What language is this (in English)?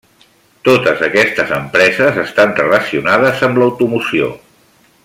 Catalan